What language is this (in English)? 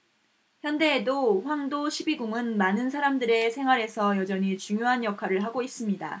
Korean